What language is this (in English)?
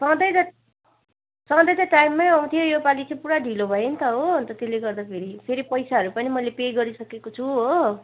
Nepali